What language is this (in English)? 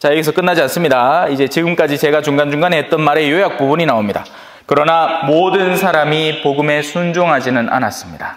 Korean